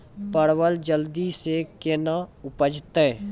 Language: Maithili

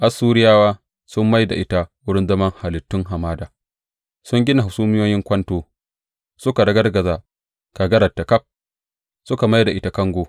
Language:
Hausa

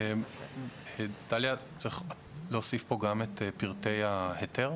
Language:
Hebrew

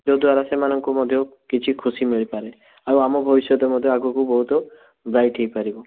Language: Odia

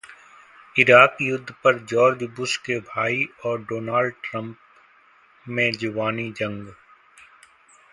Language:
Hindi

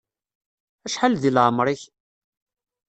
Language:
Kabyle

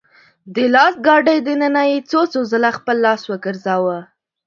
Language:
Pashto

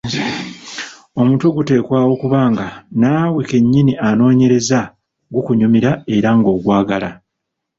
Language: Ganda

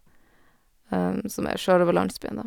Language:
Norwegian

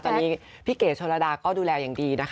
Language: Thai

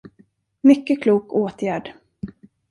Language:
Swedish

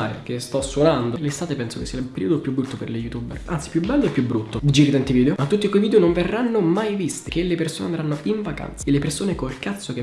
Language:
Italian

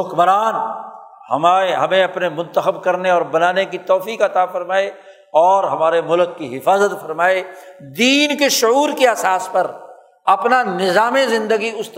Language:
Urdu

